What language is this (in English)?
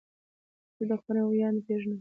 Pashto